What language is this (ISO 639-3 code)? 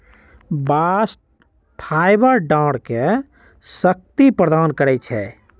mag